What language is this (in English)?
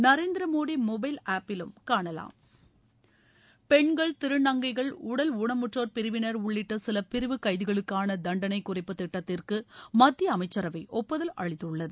Tamil